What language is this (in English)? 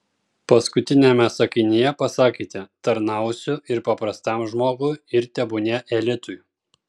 Lithuanian